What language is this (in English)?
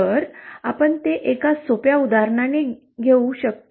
Marathi